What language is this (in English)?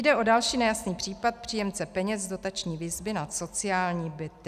Czech